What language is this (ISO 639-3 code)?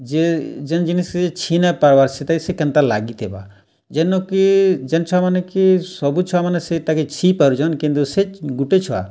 ori